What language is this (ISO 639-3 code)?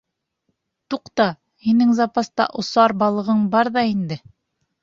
bak